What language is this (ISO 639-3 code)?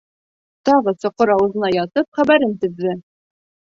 bak